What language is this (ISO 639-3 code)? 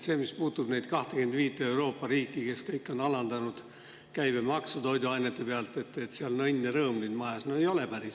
est